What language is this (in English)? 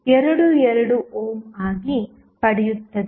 Kannada